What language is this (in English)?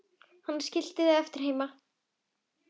Icelandic